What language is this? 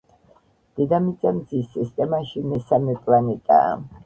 Georgian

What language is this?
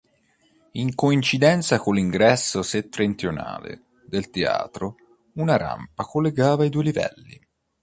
Italian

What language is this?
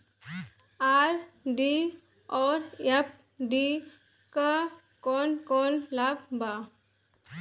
Bhojpuri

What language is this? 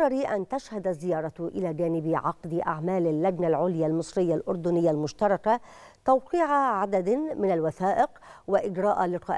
Arabic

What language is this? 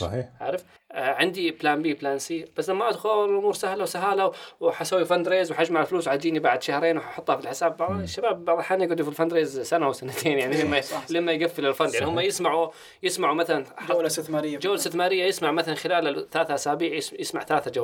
Arabic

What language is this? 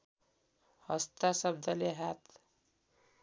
Nepali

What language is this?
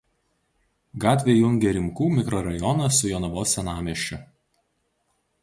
Lithuanian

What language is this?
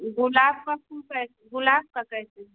Hindi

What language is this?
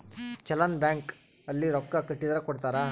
Kannada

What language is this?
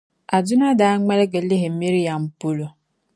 Dagbani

